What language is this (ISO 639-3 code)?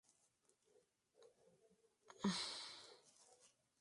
spa